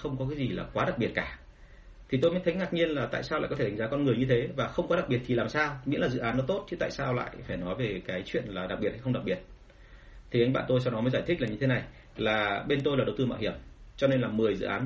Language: Vietnamese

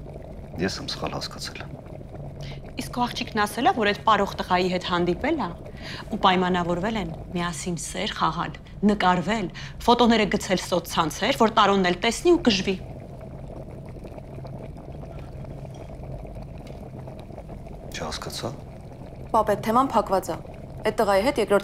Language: Romanian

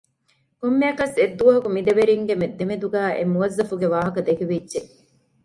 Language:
Divehi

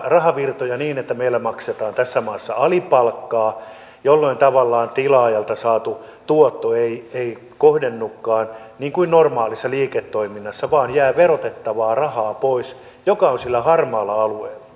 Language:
Finnish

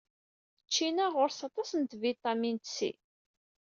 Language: Kabyle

